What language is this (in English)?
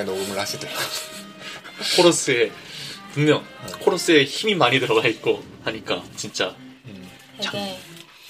Korean